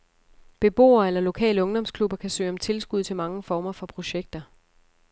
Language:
Danish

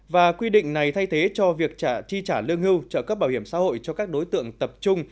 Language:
Vietnamese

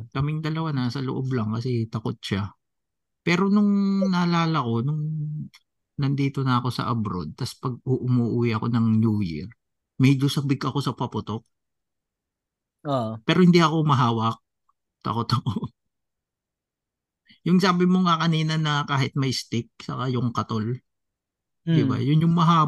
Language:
Filipino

